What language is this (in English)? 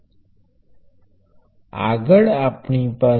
Gujarati